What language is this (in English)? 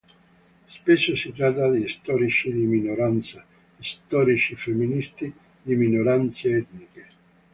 Italian